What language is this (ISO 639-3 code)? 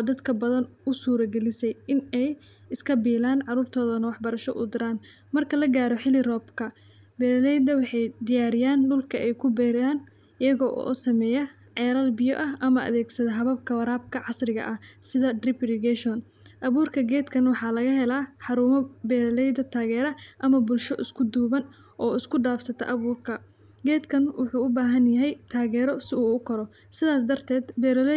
som